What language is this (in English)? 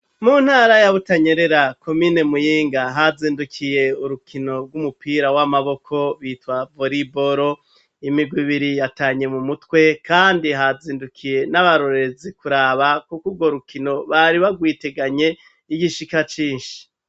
Rundi